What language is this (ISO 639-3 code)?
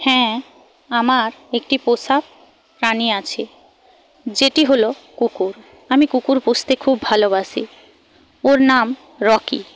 ben